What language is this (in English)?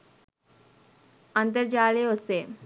Sinhala